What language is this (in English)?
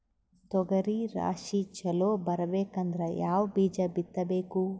Kannada